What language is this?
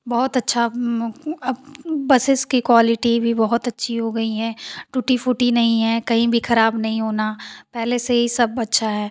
Hindi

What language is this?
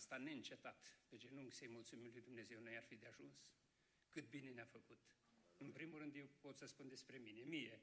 Romanian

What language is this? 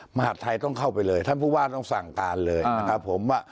Thai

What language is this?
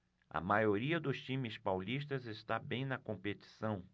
Portuguese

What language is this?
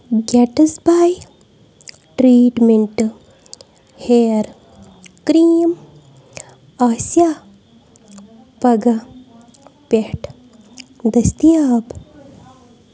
Kashmiri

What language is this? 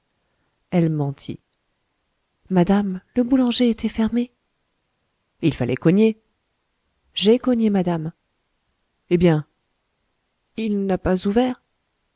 French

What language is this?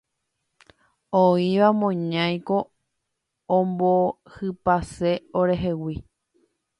Guarani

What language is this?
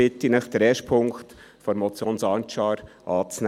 Swiss German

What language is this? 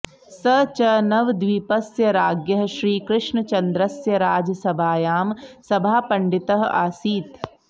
Sanskrit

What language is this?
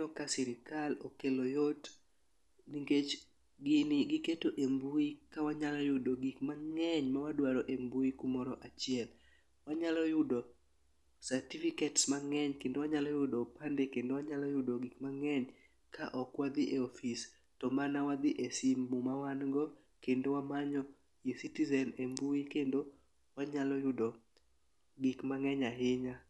Luo (Kenya and Tanzania)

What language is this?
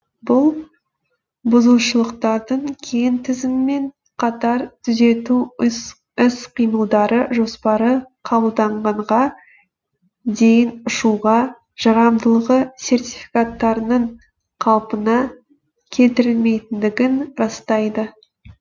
Kazakh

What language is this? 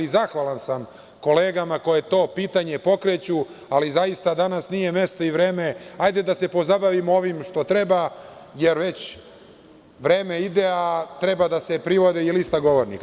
Serbian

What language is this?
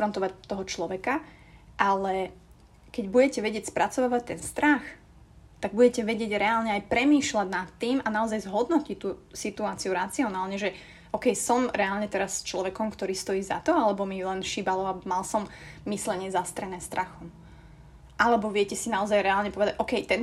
Slovak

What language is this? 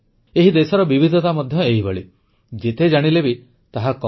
Odia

